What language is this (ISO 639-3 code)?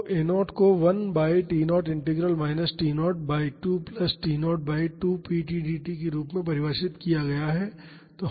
hin